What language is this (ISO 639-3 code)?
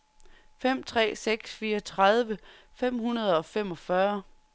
dan